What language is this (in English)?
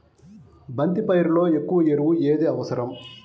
Telugu